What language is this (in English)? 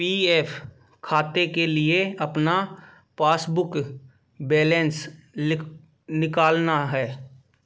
Hindi